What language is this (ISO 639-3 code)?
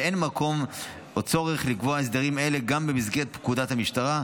heb